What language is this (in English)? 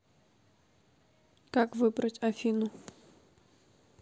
Russian